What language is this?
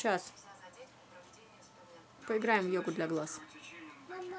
Russian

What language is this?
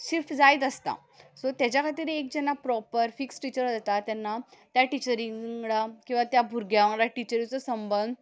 Konkani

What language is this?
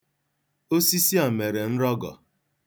Igbo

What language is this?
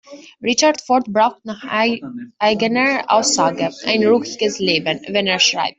German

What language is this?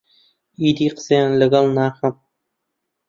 Central Kurdish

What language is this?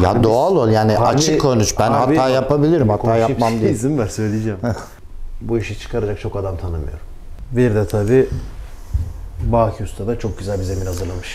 Turkish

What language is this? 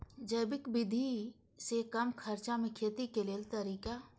Maithili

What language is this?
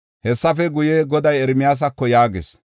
Gofa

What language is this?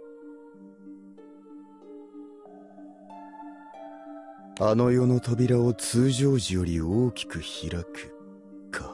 Japanese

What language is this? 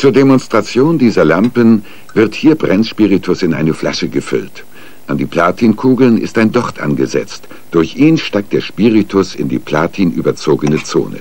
German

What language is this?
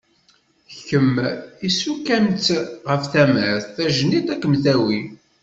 Kabyle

